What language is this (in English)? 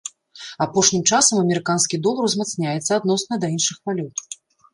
Belarusian